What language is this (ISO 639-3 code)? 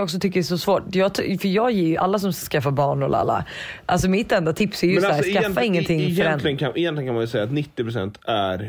swe